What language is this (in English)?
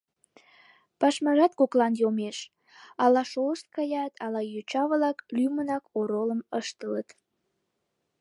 Mari